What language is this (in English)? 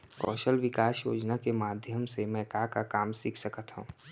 Chhattisgarhi